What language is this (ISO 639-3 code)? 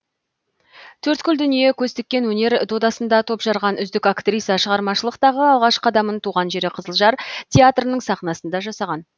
kaz